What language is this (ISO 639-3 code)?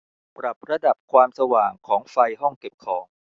tha